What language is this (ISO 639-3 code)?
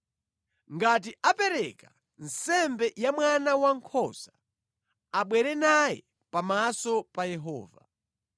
nya